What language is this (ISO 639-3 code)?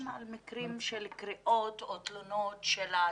heb